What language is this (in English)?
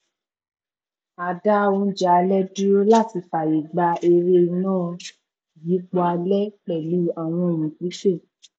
Yoruba